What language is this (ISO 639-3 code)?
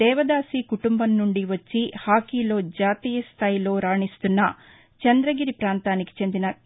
tel